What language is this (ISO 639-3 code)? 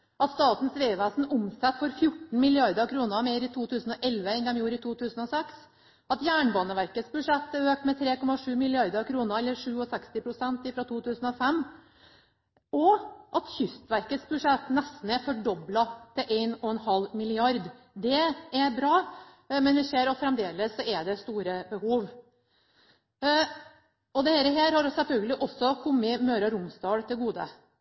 nob